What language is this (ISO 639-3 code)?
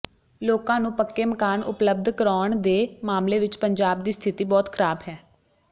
pan